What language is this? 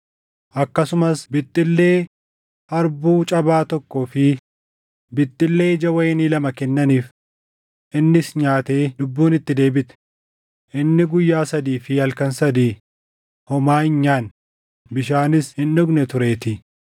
Oromo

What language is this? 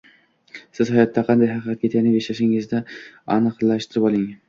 Uzbek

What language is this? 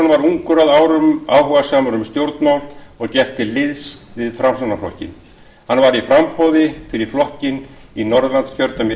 Icelandic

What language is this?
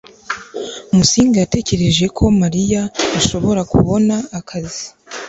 Kinyarwanda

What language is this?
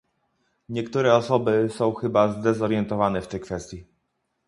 Polish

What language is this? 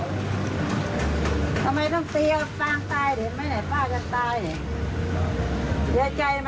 Thai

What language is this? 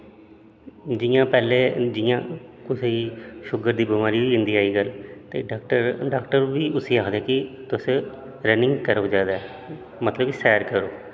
Dogri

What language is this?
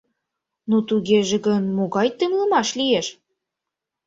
Mari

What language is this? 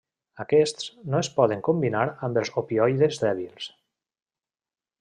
Catalan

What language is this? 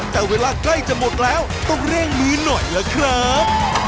Thai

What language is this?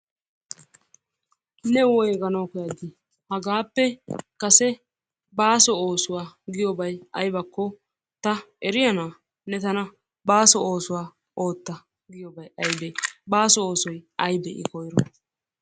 Wolaytta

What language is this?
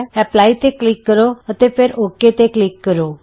Punjabi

